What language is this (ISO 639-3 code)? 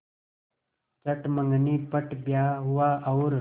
hin